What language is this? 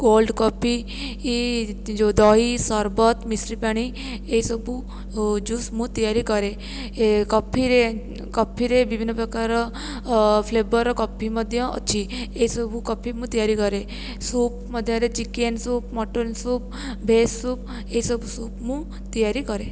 Odia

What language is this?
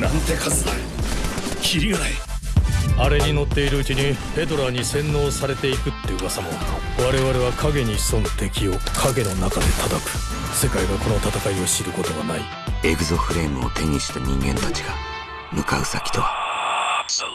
Japanese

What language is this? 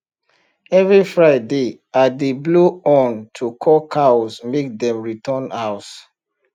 Nigerian Pidgin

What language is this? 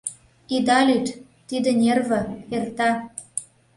Mari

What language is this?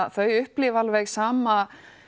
Icelandic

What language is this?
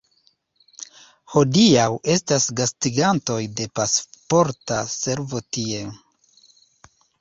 Esperanto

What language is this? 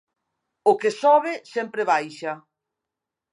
Galician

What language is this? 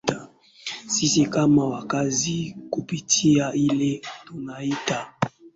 Swahili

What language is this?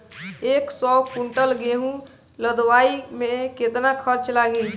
Bhojpuri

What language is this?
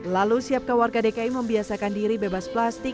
Indonesian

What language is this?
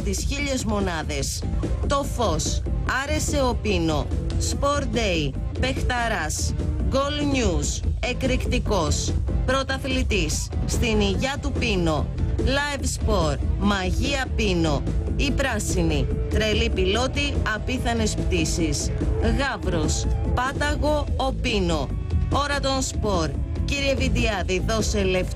Greek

